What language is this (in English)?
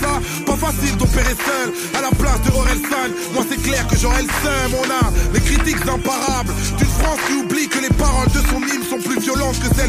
French